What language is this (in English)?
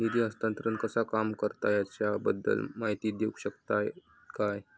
Marathi